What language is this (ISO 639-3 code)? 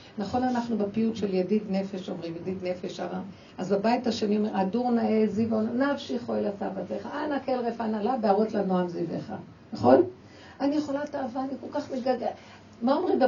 heb